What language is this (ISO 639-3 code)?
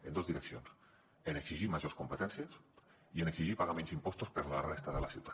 cat